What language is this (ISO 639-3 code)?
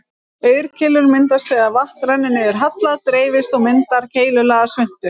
isl